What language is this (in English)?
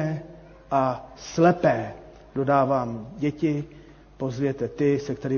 Czech